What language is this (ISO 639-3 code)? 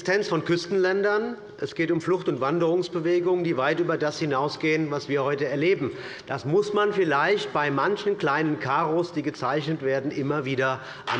deu